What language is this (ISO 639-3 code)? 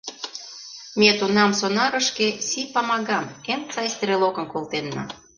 chm